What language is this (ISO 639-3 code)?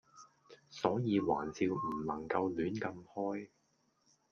yue